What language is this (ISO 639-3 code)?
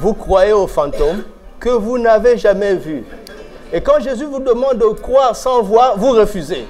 fra